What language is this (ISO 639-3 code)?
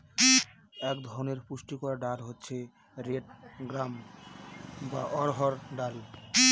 ben